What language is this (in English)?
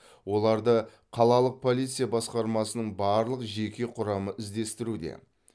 Kazakh